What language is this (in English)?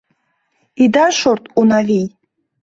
Mari